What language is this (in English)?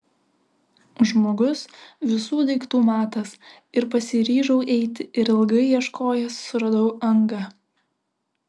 Lithuanian